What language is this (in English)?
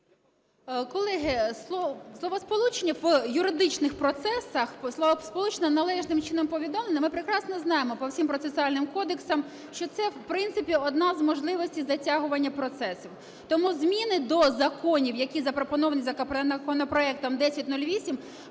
Ukrainian